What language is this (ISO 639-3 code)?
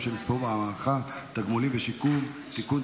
heb